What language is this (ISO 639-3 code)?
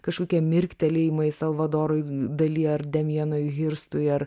lit